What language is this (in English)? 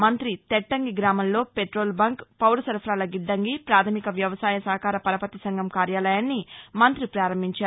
Telugu